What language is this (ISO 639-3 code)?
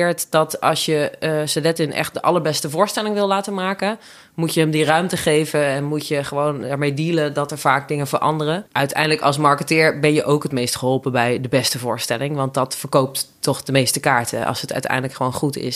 nld